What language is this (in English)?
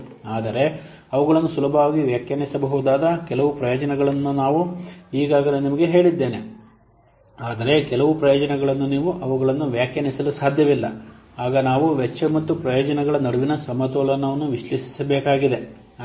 Kannada